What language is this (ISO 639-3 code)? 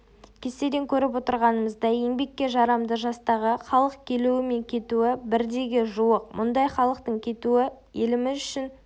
kaz